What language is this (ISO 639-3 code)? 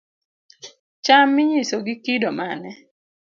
luo